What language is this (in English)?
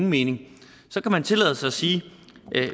Danish